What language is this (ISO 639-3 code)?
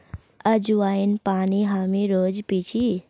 mag